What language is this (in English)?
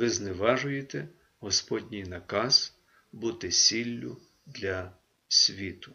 Ukrainian